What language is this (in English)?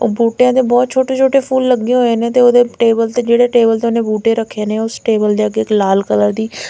Punjabi